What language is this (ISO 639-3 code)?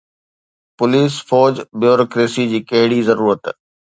snd